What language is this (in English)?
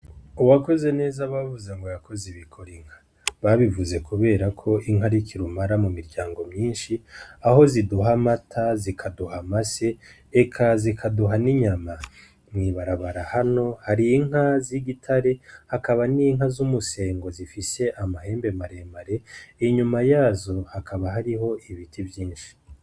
Rundi